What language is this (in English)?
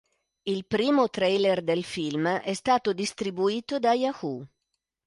Italian